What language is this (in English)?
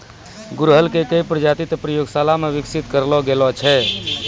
Maithili